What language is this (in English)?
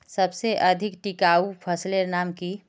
Magahi